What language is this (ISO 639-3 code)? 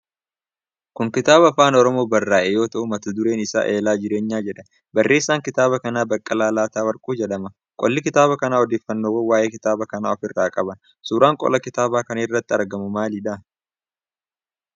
orm